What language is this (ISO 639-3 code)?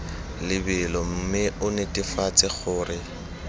tsn